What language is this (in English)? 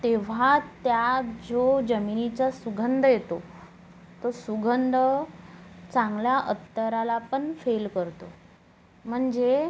Marathi